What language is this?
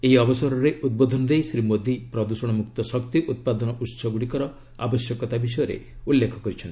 Odia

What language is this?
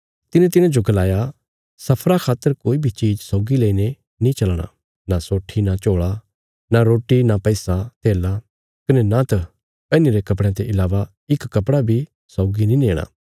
Bilaspuri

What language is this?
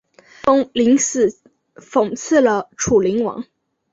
Chinese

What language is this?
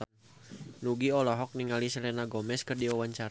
Sundanese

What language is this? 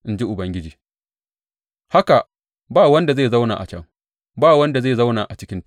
Hausa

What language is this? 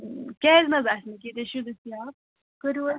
Kashmiri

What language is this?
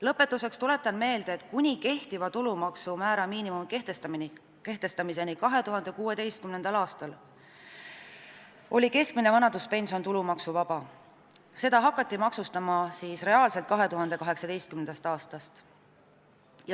Estonian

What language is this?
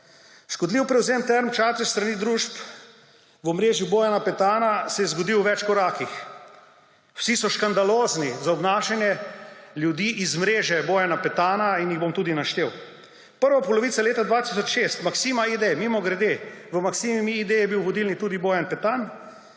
Slovenian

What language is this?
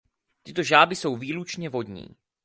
Czech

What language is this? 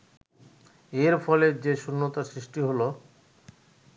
Bangla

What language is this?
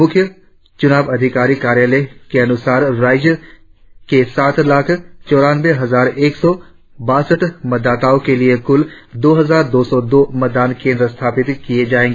Hindi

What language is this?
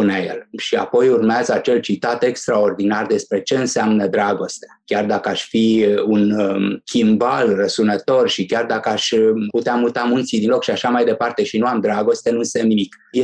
Romanian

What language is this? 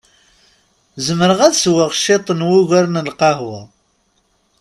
Kabyle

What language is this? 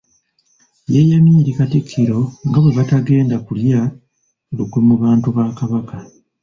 Ganda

